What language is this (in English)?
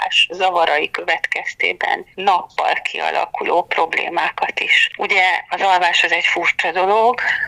Hungarian